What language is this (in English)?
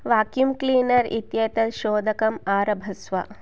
Sanskrit